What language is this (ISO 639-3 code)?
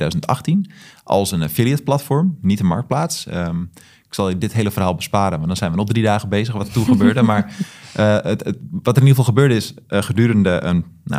nld